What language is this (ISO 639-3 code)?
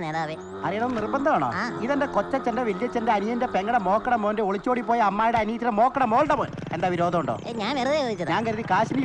mal